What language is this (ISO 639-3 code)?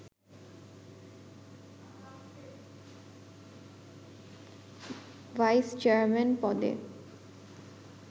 ben